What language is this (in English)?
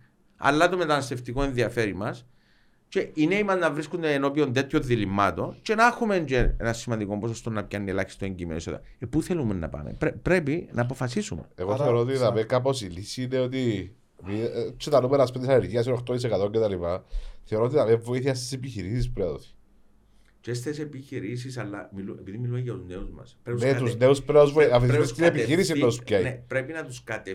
Greek